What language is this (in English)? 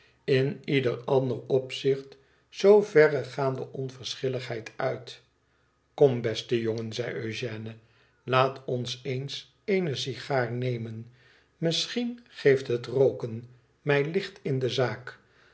Dutch